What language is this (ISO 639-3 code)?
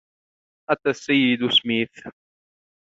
ara